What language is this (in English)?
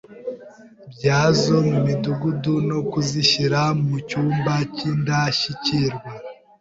Kinyarwanda